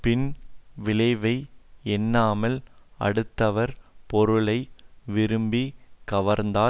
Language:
Tamil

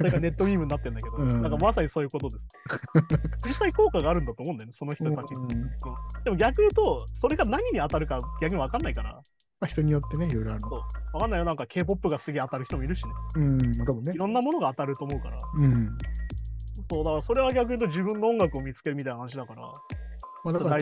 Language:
Japanese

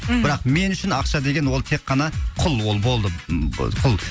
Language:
Kazakh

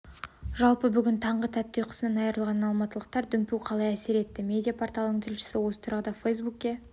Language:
Kazakh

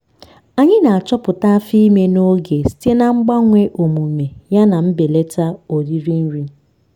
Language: Igbo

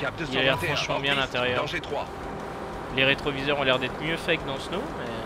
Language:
French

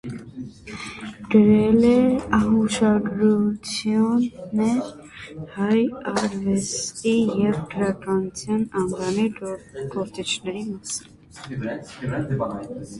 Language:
Armenian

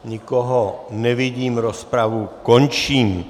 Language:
Czech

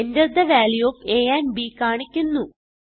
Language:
Malayalam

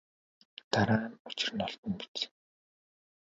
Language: Mongolian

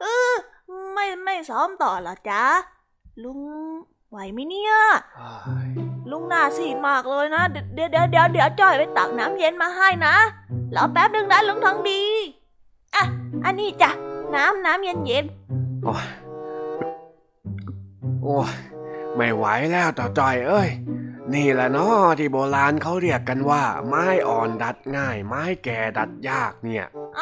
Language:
Thai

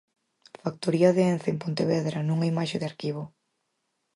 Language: Galician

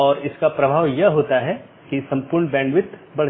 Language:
Hindi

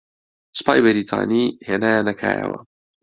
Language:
Central Kurdish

